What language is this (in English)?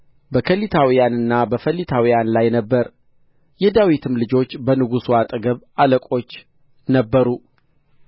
Amharic